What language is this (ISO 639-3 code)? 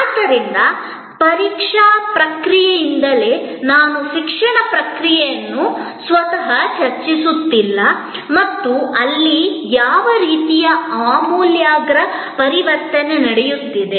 kan